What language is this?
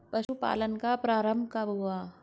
Hindi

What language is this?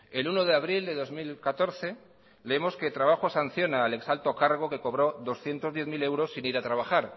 Spanish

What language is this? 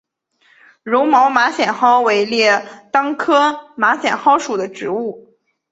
Chinese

